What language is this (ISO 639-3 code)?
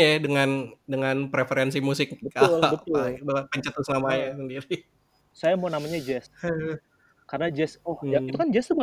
ind